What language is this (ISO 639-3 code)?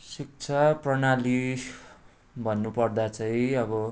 nep